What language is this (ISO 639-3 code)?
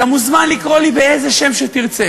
heb